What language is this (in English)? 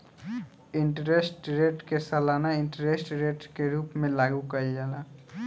Bhojpuri